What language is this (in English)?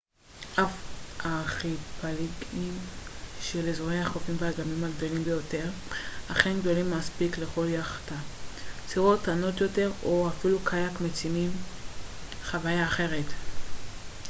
Hebrew